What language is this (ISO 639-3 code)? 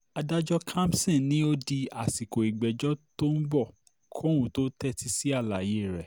yor